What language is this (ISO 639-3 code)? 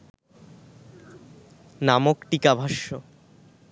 ben